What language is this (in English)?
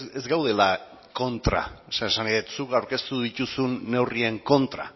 Basque